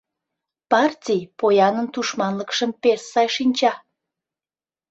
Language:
Mari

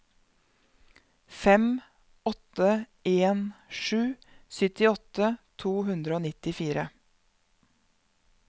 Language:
Norwegian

